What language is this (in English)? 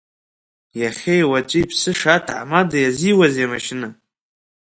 Abkhazian